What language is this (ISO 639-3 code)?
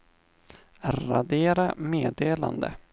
swe